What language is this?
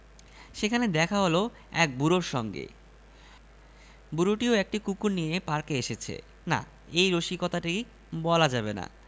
Bangla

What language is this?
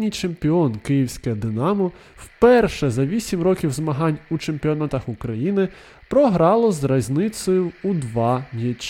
Ukrainian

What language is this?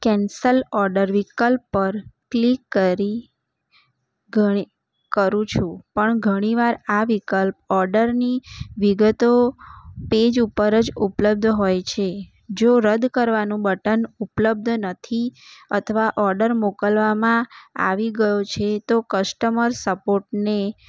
Gujarati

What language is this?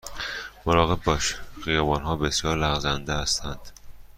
Persian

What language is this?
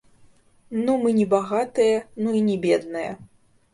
Belarusian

